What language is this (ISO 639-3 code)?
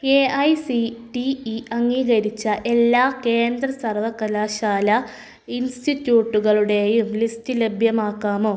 mal